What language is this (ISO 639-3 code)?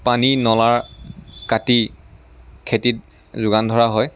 asm